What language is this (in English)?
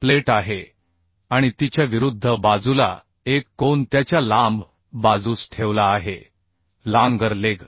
Marathi